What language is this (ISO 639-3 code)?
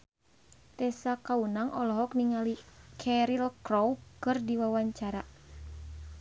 sun